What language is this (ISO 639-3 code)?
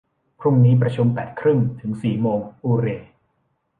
tha